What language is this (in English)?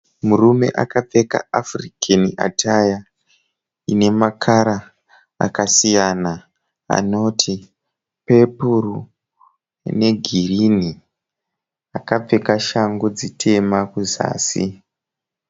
Shona